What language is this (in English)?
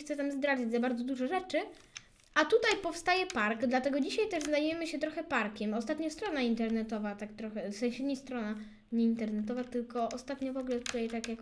Polish